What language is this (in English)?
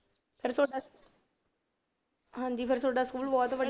Punjabi